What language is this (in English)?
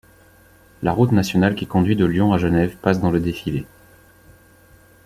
French